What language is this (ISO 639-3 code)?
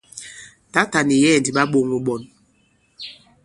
abb